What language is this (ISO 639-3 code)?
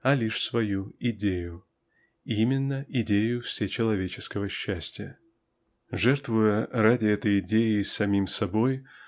rus